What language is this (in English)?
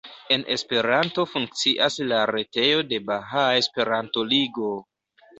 Esperanto